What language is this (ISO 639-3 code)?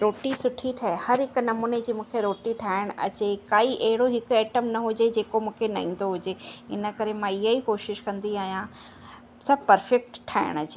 snd